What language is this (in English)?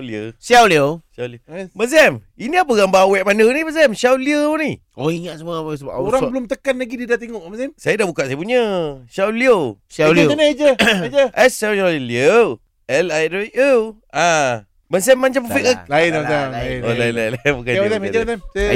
Malay